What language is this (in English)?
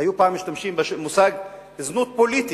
Hebrew